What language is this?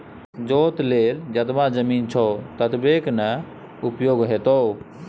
Maithili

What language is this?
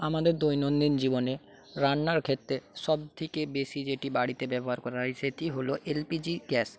Bangla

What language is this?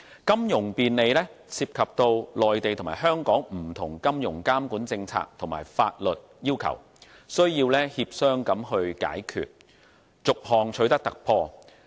Cantonese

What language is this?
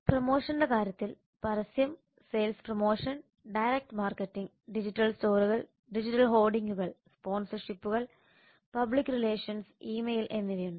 Malayalam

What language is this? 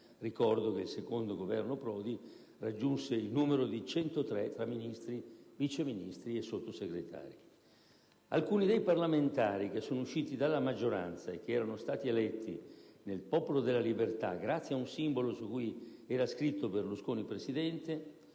Italian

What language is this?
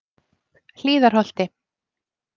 Icelandic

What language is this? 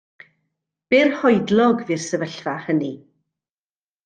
Welsh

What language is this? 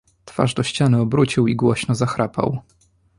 Polish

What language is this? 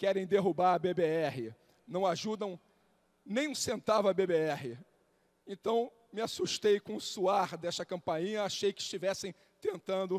Portuguese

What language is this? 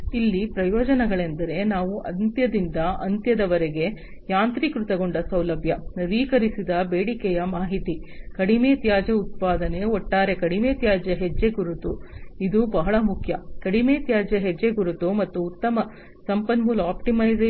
Kannada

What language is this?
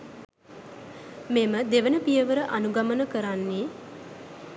Sinhala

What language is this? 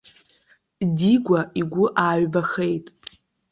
Abkhazian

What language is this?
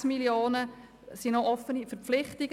Swiss German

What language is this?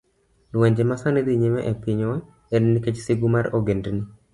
Luo (Kenya and Tanzania)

